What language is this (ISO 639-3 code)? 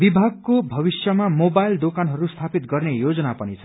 nep